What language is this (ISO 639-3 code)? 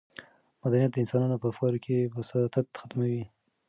pus